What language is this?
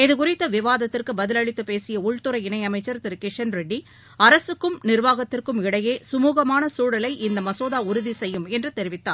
Tamil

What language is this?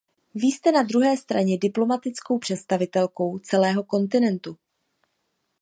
Czech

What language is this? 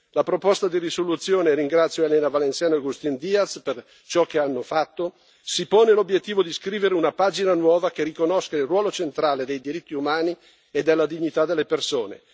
Italian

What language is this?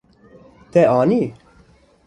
Kurdish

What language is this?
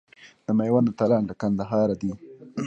Pashto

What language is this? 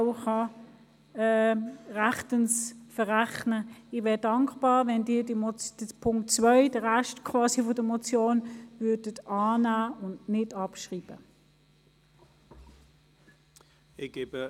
Swiss German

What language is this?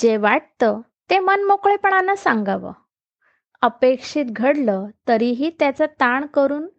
Marathi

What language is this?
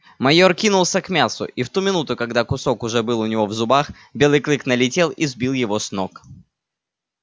Russian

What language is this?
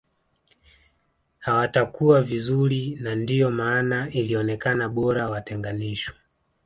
Swahili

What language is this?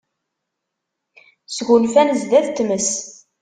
Kabyle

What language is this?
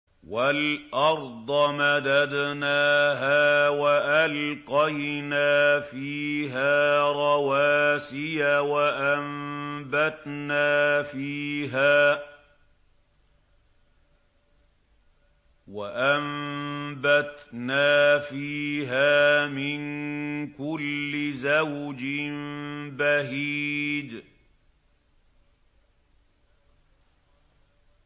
Arabic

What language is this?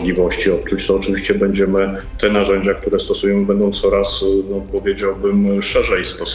Polish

